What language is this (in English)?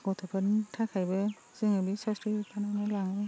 Bodo